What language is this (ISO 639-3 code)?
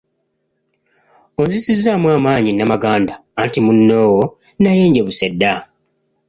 lug